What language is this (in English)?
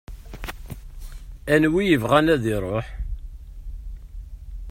Kabyle